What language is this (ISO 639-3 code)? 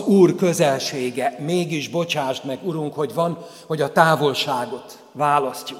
hun